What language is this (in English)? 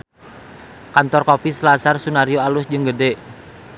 Sundanese